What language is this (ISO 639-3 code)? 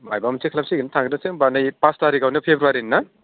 brx